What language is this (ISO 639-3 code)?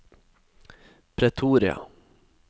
nor